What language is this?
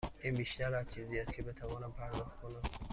Persian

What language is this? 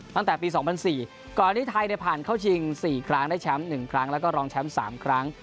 Thai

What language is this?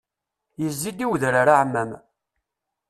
Kabyle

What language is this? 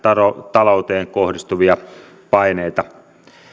Finnish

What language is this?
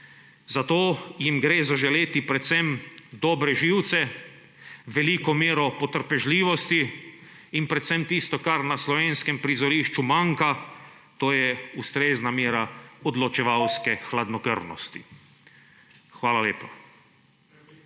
Slovenian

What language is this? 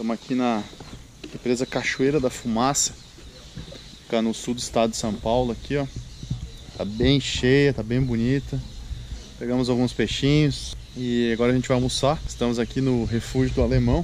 Portuguese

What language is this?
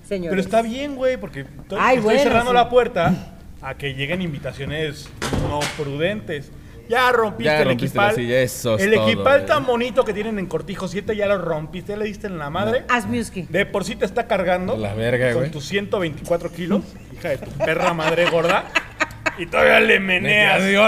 Spanish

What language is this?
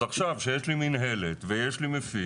Hebrew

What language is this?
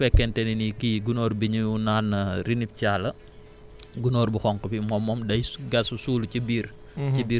Wolof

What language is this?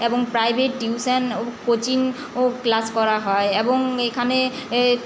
Bangla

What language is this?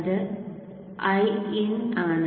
Malayalam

